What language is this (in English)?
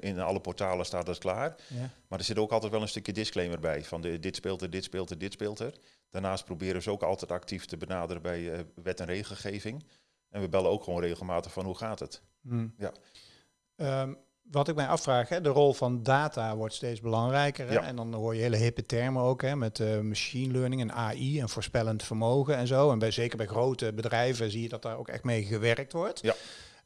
Dutch